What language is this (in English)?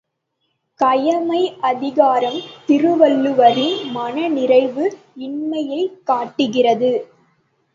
Tamil